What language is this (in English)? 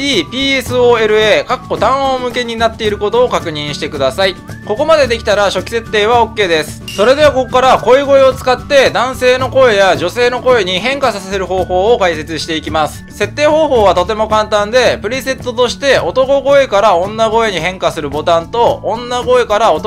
Japanese